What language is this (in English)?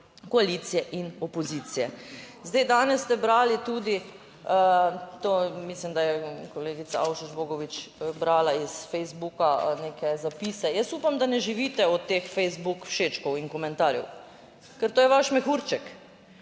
Slovenian